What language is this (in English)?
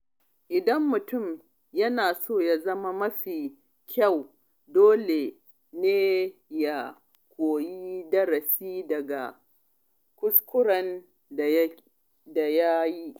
Hausa